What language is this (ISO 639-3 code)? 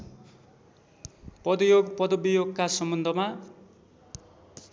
nep